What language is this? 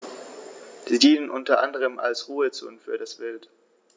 German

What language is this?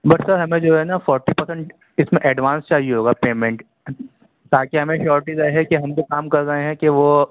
Urdu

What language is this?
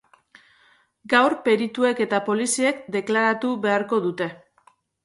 Basque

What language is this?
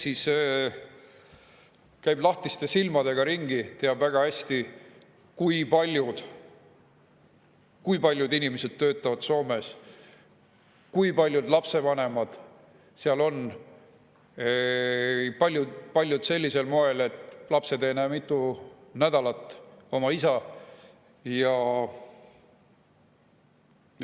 Estonian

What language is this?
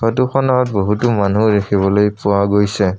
Assamese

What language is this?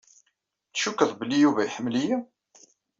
Kabyle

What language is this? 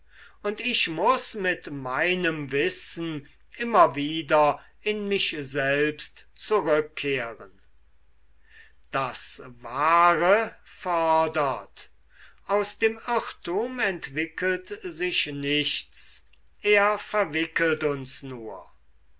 German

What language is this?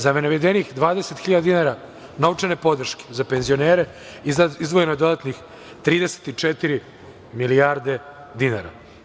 Serbian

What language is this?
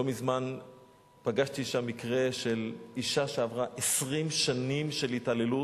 Hebrew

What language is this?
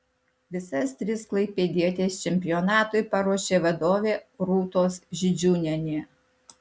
Lithuanian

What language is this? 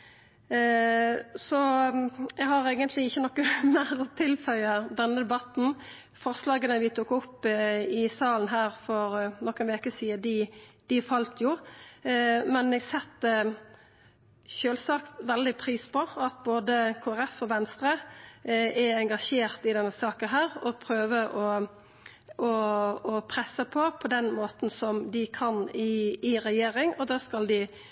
Norwegian Nynorsk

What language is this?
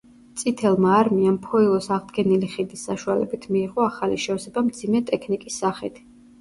Georgian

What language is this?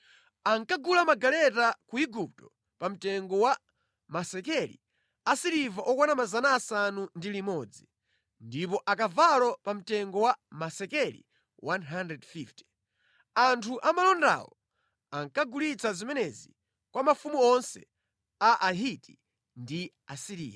Nyanja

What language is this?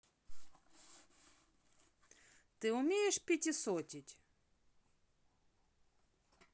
Russian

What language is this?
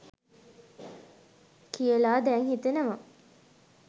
Sinhala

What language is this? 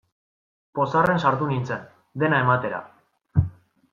Basque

